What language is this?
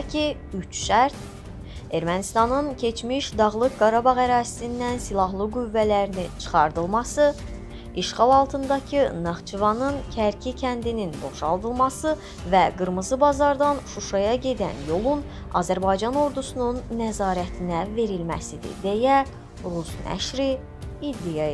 Turkish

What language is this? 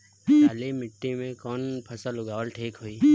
Bhojpuri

